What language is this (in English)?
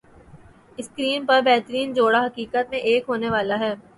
Urdu